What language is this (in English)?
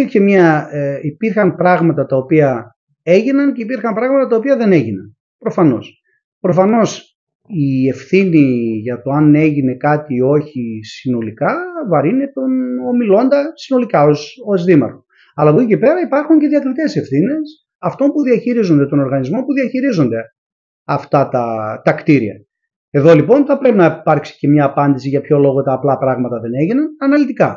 Greek